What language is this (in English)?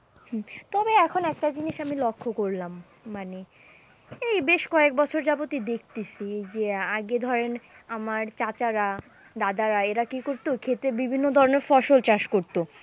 Bangla